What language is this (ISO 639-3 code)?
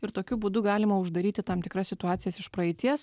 lit